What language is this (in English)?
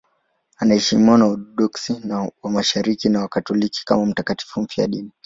Swahili